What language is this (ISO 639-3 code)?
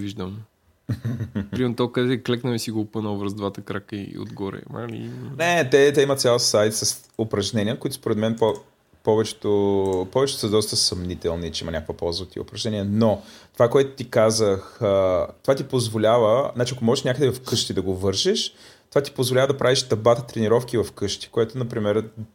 bul